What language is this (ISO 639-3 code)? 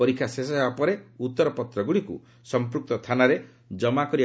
ori